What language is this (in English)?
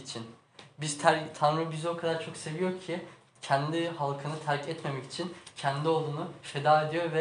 Turkish